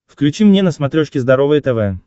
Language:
Russian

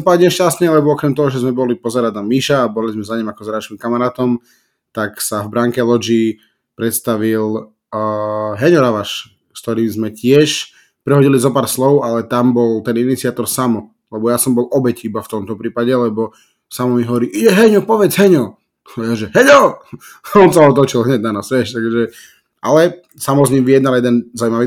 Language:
Slovak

